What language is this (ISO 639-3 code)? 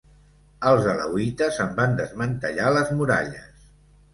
cat